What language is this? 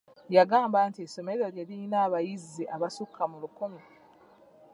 Ganda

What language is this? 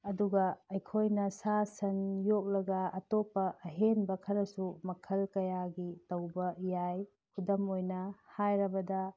Manipuri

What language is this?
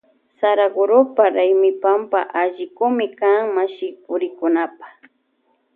Loja Highland Quichua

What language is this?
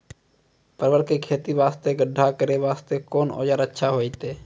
Maithili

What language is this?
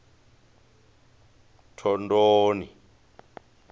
Venda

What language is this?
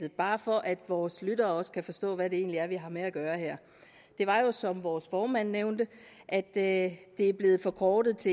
Danish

